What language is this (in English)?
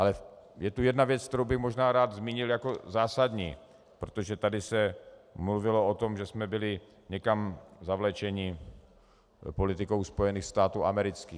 Czech